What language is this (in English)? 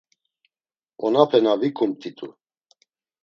Laz